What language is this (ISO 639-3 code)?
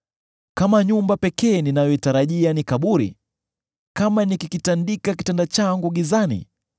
swa